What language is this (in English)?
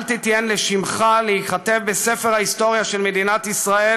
Hebrew